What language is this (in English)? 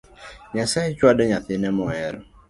Luo (Kenya and Tanzania)